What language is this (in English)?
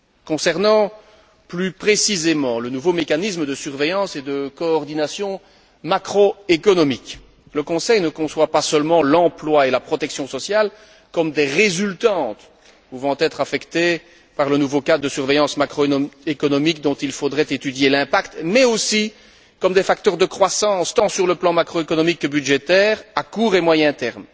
French